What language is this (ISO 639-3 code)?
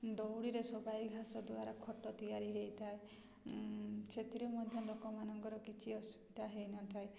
ori